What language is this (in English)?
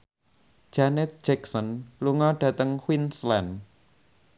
Javanese